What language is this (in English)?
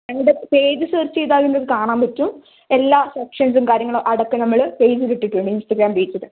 Malayalam